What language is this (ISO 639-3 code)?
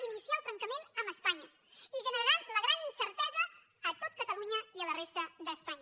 cat